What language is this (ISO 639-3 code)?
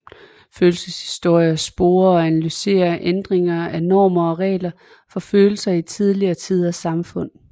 dan